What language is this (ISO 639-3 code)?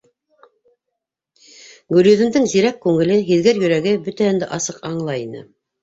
bak